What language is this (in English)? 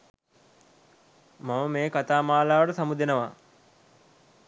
Sinhala